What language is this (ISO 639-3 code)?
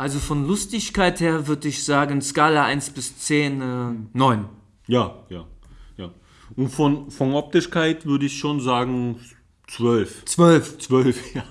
deu